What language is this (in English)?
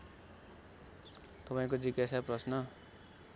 Nepali